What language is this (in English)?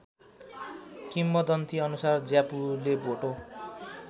Nepali